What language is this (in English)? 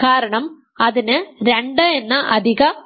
Malayalam